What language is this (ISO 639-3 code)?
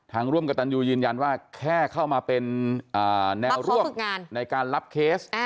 tha